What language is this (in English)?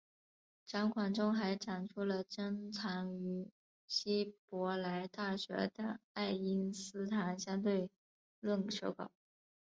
Chinese